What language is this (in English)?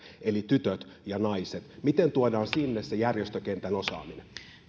Finnish